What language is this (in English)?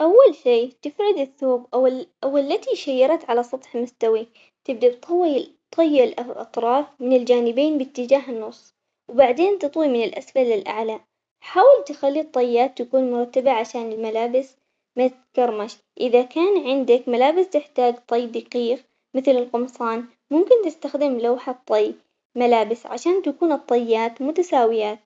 Omani Arabic